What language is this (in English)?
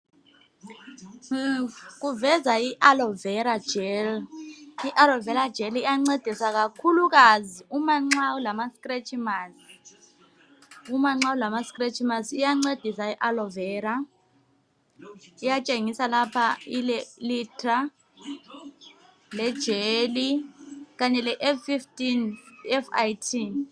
North Ndebele